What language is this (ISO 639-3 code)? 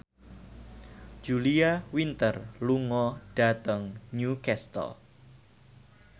jav